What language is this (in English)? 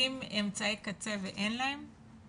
Hebrew